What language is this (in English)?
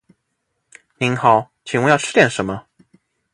Chinese